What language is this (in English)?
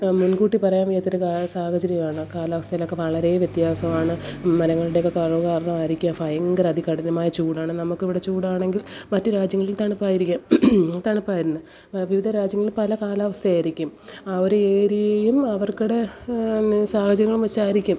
Malayalam